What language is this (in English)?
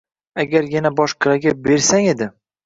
Uzbek